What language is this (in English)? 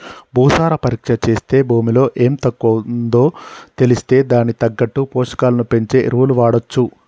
Telugu